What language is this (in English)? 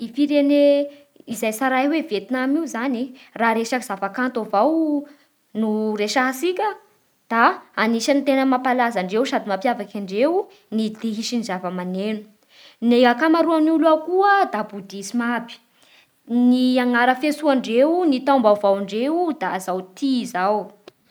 Bara Malagasy